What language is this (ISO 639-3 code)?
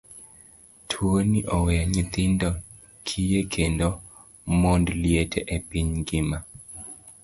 luo